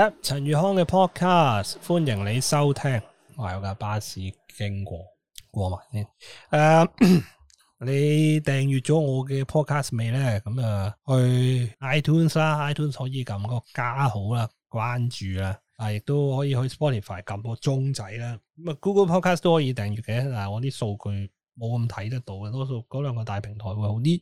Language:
Chinese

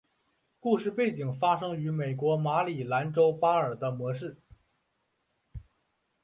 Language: Chinese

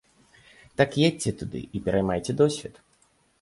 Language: Belarusian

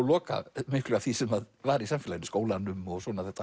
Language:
Icelandic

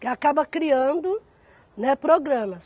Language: Portuguese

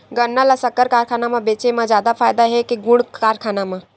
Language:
Chhattisgarhi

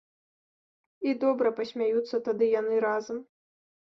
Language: Belarusian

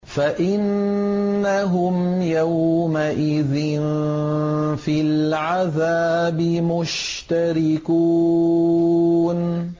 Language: Arabic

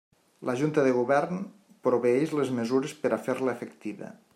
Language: Catalan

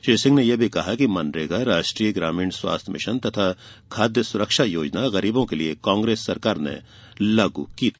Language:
Hindi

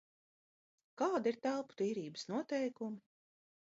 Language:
Latvian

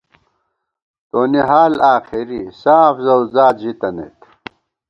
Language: Gawar-Bati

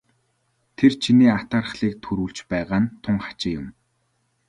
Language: Mongolian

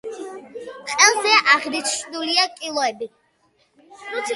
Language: Georgian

